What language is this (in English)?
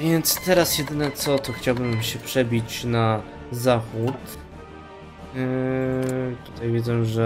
Polish